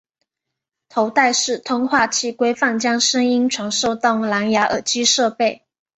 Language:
Chinese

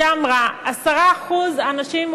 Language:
Hebrew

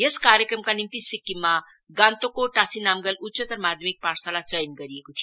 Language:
Nepali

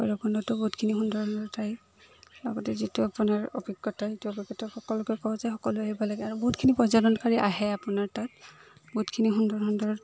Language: Assamese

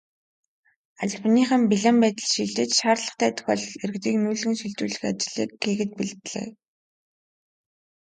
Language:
Mongolian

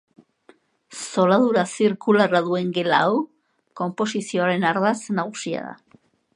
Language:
Basque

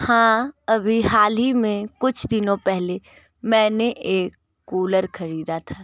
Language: Hindi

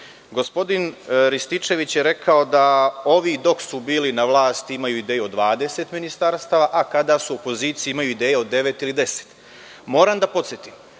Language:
Serbian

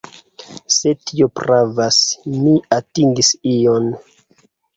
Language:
Esperanto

